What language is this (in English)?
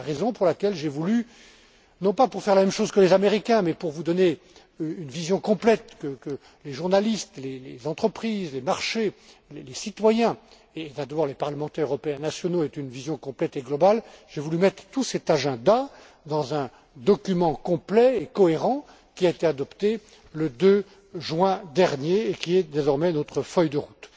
French